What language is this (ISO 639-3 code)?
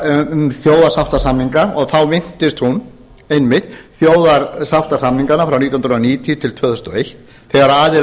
isl